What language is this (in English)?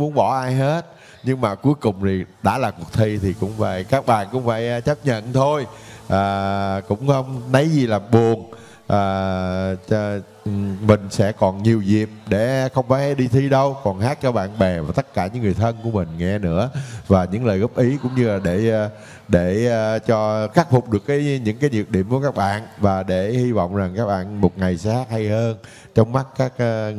Vietnamese